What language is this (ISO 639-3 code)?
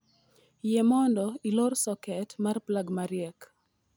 luo